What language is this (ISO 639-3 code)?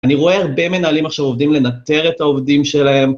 heb